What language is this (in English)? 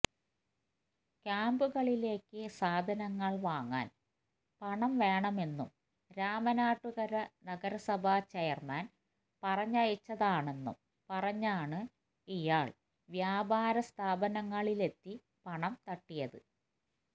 Malayalam